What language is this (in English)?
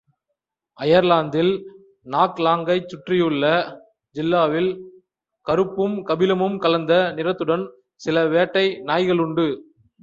Tamil